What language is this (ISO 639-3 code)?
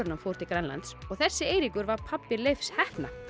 isl